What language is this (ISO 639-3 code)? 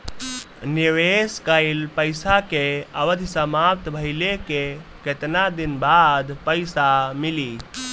bho